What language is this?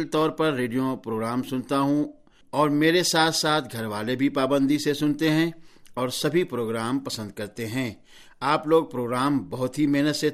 Urdu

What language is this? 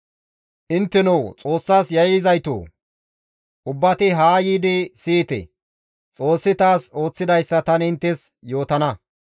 Gamo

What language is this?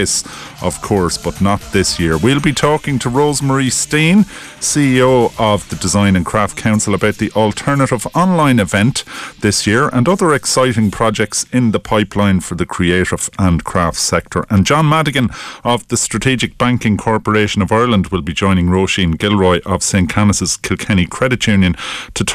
English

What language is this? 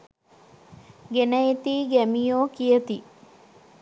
Sinhala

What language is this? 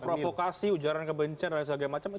Indonesian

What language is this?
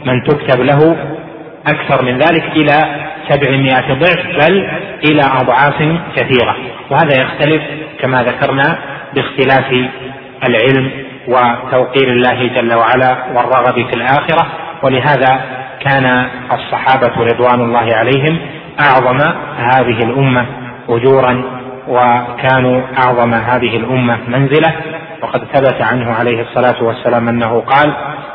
Arabic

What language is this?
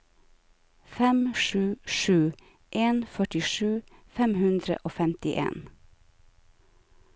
Norwegian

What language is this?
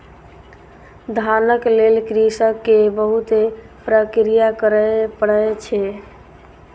Maithili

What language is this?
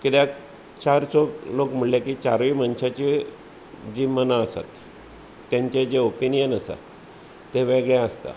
Konkani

